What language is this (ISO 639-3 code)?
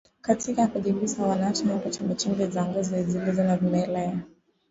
swa